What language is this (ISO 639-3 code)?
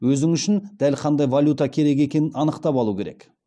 kaz